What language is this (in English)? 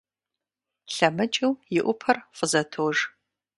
Kabardian